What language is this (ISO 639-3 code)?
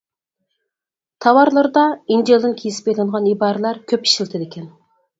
uig